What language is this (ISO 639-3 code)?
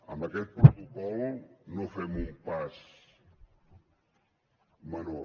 cat